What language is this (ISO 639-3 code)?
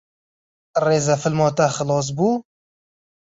kur